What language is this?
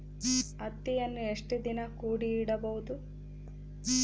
Kannada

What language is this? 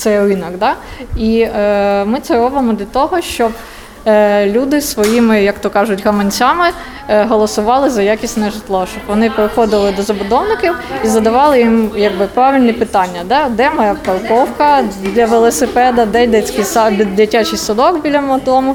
Ukrainian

